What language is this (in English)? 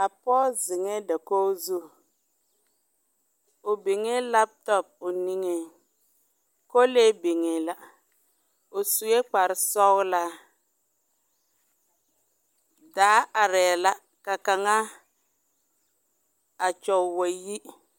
Southern Dagaare